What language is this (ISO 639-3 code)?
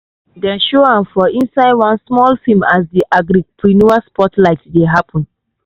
pcm